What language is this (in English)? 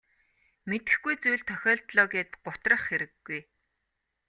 Mongolian